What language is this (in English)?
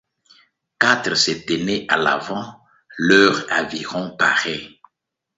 French